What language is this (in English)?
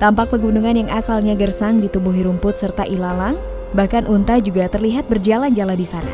Indonesian